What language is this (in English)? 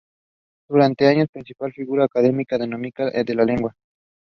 English